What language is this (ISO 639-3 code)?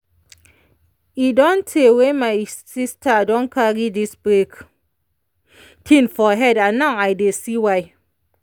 pcm